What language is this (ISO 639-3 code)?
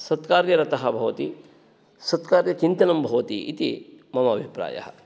san